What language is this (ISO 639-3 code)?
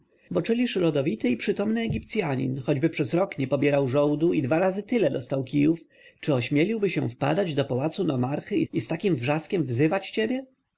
pol